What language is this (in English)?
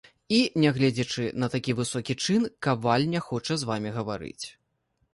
Belarusian